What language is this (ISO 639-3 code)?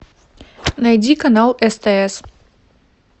rus